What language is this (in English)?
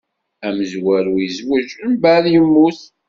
Kabyle